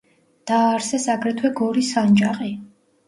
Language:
Georgian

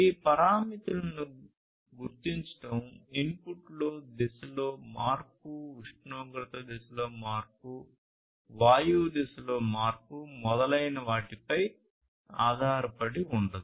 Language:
Telugu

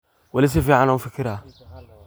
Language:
Somali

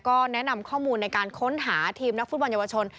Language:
Thai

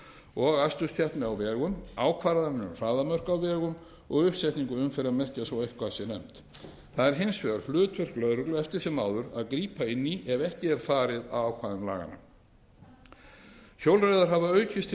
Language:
Icelandic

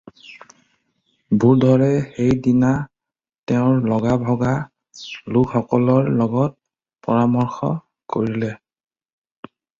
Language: Assamese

